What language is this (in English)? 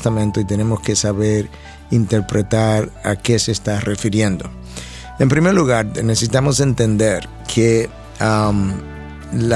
Spanish